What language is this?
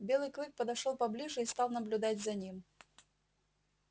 Russian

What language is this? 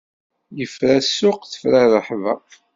Kabyle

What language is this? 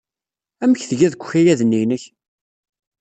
Kabyle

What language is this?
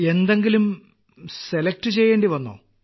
Malayalam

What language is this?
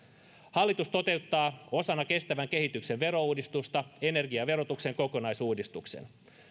Finnish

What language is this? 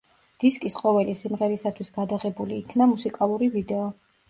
Georgian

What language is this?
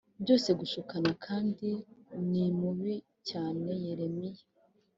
Kinyarwanda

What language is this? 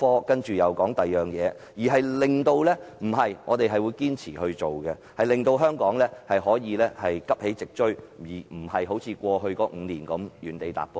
Cantonese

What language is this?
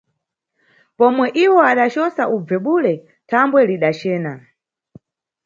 Nyungwe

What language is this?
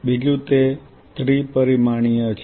Gujarati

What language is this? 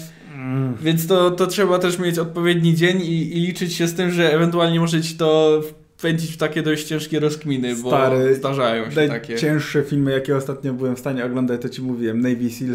Polish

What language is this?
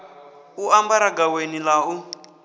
Venda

